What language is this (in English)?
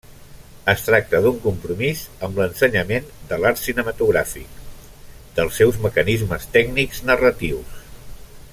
Catalan